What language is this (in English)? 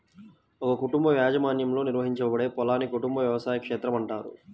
Telugu